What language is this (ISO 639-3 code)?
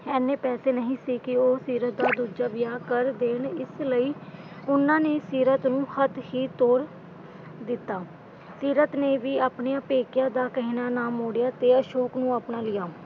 pan